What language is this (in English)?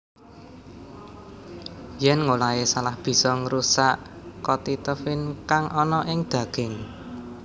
Javanese